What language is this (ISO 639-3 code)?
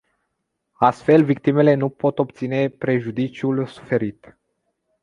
ron